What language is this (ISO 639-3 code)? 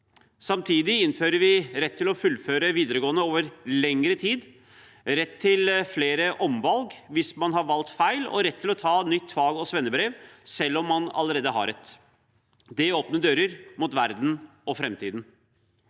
nor